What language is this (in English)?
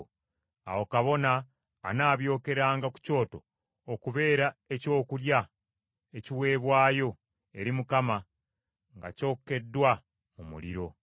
Ganda